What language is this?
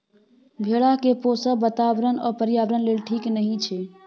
Maithili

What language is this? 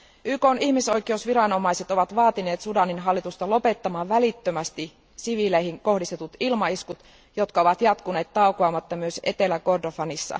Finnish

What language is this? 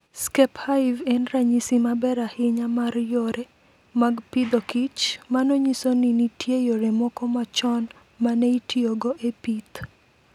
Luo (Kenya and Tanzania)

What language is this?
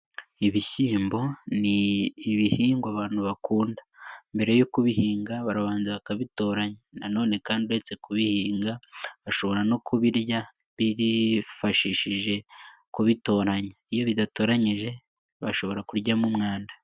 Kinyarwanda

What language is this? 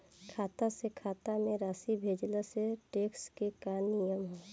Bhojpuri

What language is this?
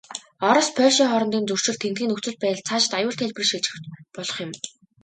Mongolian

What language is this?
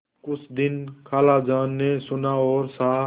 Hindi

